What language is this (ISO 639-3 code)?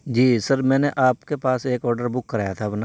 urd